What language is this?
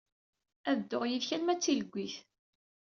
Kabyle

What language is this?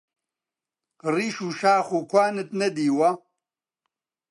Central Kurdish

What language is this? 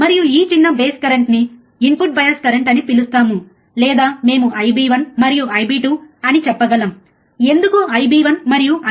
Telugu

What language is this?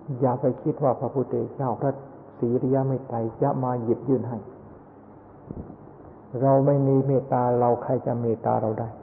Thai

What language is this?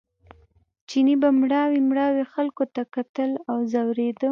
Pashto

